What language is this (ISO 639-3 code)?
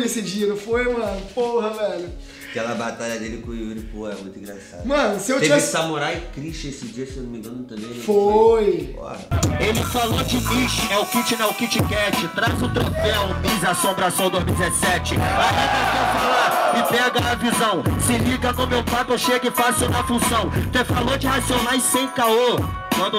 por